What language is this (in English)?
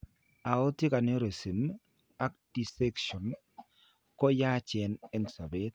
Kalenjin